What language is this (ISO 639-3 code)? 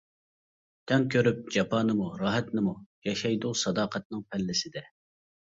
uig